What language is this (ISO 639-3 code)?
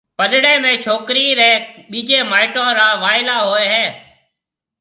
mve